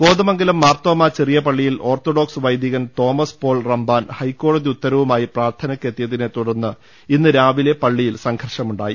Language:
Malayalam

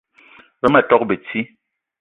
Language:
Eton (Cameroon)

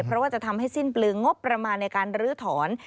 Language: Thai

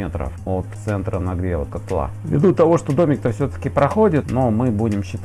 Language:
Russian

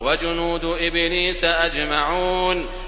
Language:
Arabic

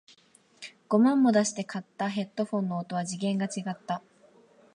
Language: Japanese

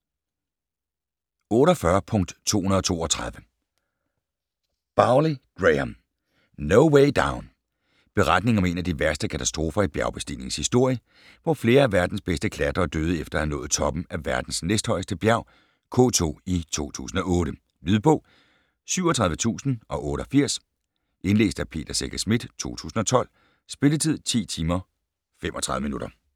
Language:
Danish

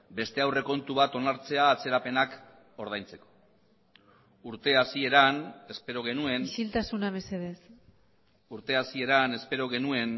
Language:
Basque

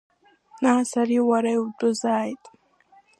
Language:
Abkhazian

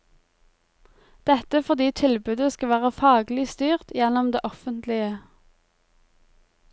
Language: Norwegian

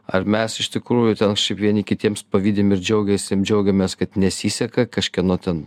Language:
Lithuanian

